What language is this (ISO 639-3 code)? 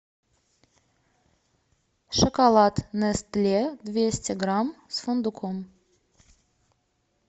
rus